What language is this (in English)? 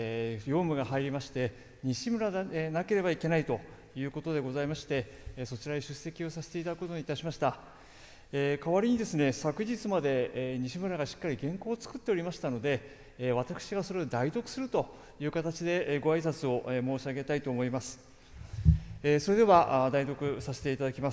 Japanese